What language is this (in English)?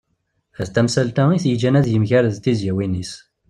Kabyle